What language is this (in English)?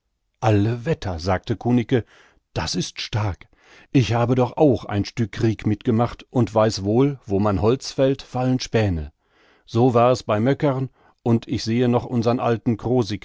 German